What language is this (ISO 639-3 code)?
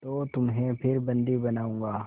hin